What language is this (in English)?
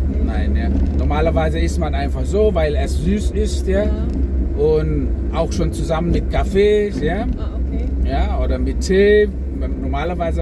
German